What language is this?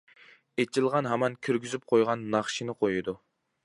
Uyghur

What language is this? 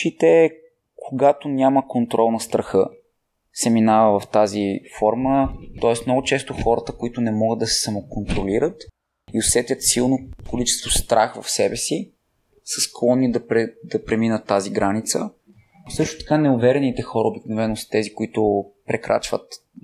Bulgarian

